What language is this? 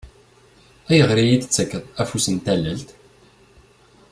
Kabyle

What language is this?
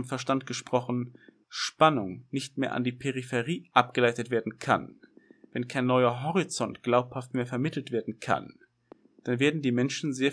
German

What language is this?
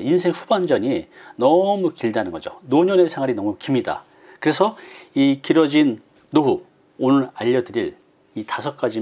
Korean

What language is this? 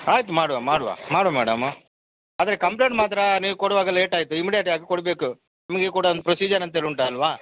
Kannada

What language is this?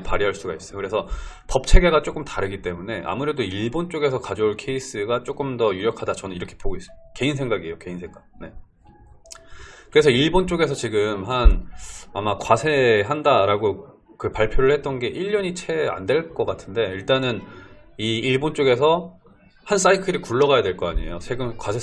Korean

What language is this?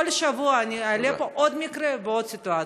Hebrew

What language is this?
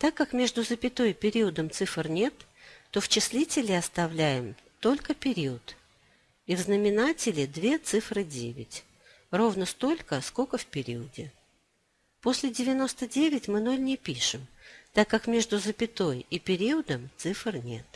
Russian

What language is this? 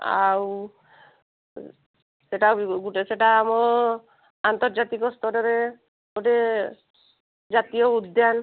Odia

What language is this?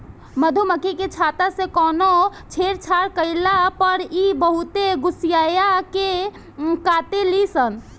Bhojpuri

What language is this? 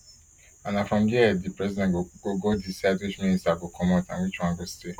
Nigerian Pidgin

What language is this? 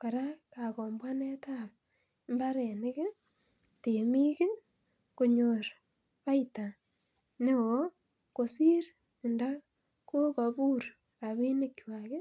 Kalenjin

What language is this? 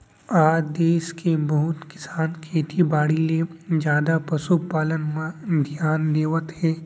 Chhattisgarhi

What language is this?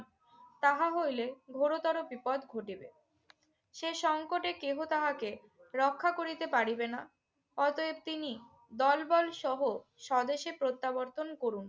Bangla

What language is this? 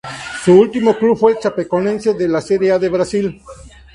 Spanish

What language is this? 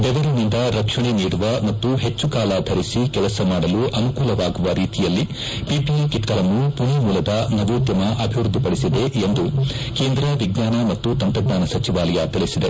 Kannada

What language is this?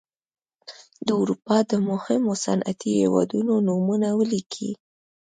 Pashto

